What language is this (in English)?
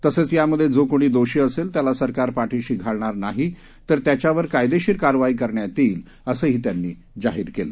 Marathi